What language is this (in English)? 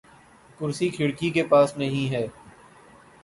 Urdu